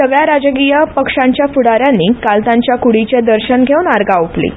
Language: Konkani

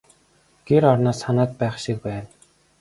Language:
Mongolian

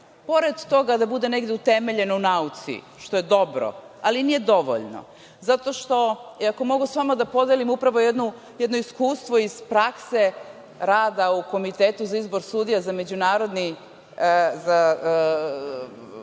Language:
Serbian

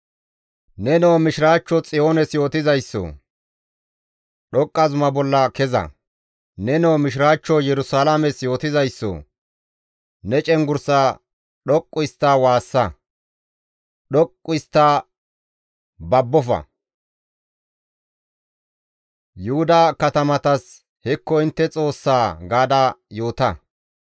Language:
Gamo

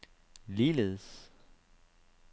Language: Danish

